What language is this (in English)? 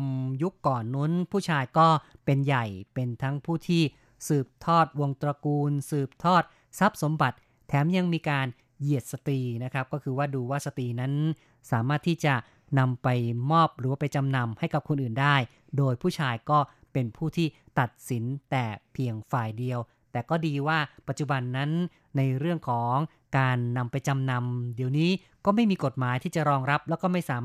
Thai